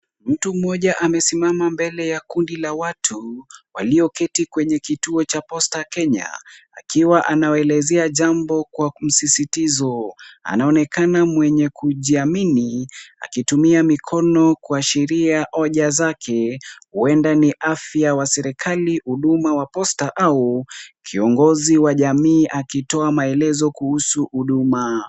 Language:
Swahili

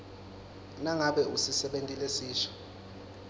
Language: Swati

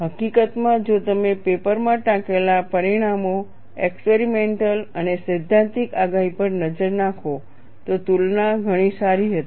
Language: Gujarati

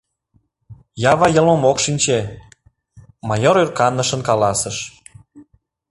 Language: Mari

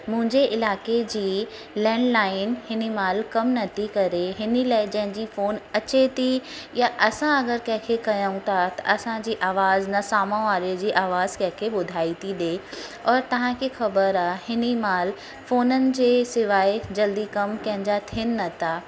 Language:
Sindhi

